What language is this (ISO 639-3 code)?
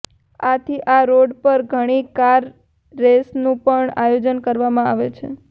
guj